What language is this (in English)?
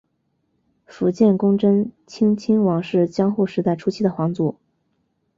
Chinese